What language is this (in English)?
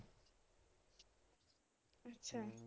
Punjabi